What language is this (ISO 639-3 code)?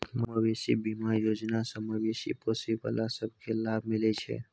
mai